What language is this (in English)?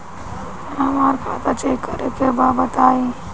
Bhojpuri